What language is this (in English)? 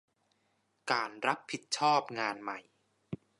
Thai